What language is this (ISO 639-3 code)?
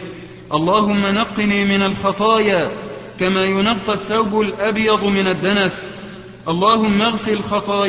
ara